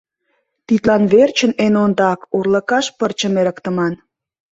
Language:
Mari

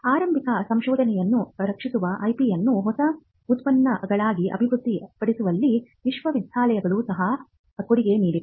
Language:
Kannada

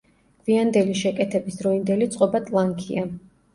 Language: Georgian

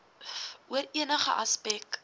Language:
Afrikaans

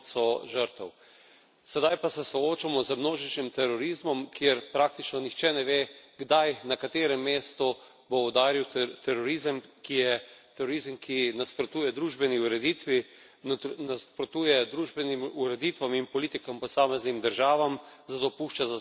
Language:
Slovenian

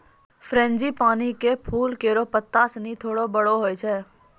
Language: Maithili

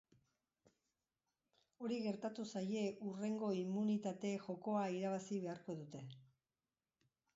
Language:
Basque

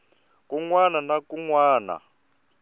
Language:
Tsonga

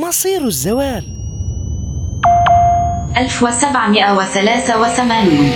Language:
Arabic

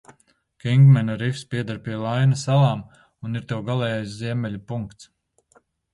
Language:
Latvian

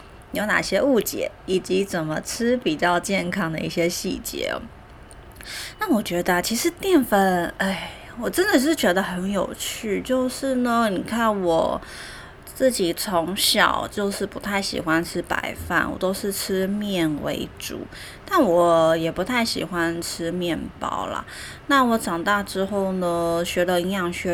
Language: Chinese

